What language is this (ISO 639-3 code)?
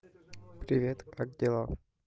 rus